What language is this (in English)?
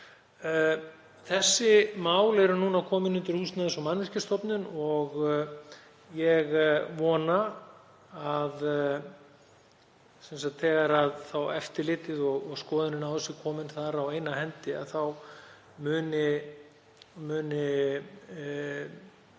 Icelandic